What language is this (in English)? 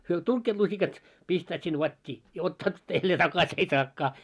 Finnish